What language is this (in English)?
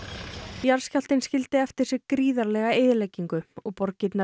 Icelandic